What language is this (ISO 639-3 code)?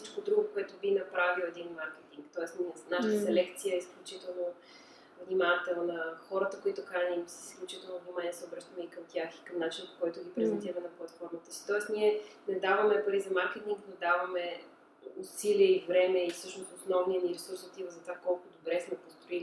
bul